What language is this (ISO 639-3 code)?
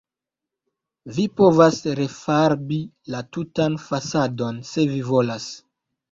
epo